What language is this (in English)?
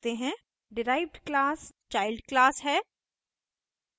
Hindi